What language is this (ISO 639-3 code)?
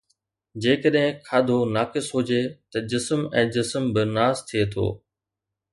snd